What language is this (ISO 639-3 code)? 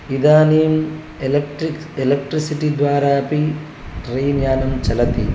san